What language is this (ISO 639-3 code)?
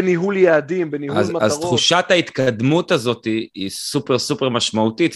heb